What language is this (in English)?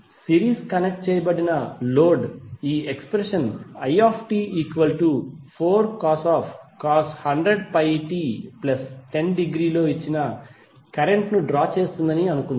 Telugu